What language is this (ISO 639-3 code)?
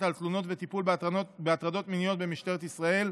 heb